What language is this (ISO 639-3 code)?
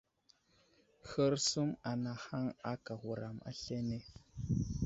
udl